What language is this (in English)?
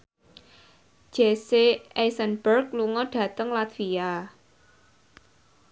Javanese